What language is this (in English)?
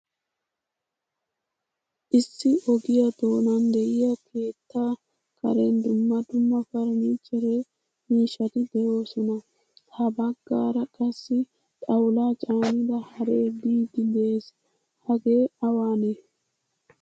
Wolaytta